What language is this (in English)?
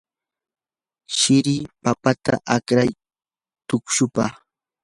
Yanahuanca Pasco Quechua